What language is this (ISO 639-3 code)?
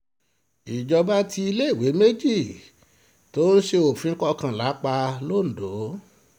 yor